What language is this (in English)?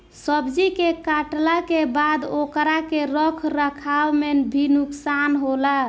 Bhojpuri